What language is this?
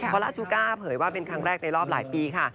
Thai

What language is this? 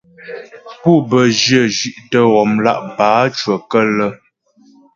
Ghomala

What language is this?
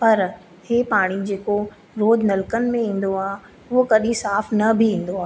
Sindhi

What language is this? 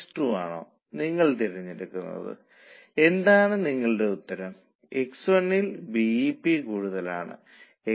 Malayalam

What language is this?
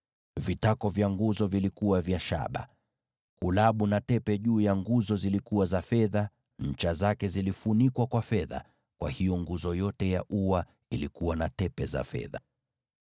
Swahili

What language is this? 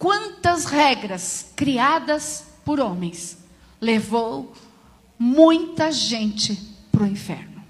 Portuguese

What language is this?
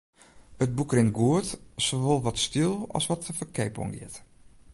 Western Frisian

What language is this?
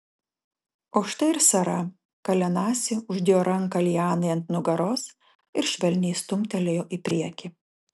Lithuanian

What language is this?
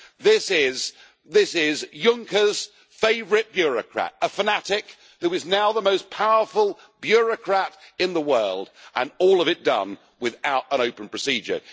English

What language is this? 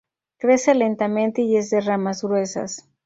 Spanish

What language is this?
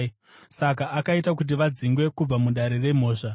Shona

